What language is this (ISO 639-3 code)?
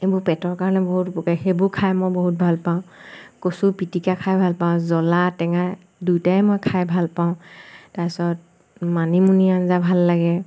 asm